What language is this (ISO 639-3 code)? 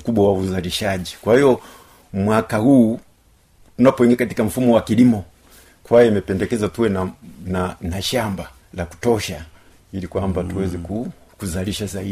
swa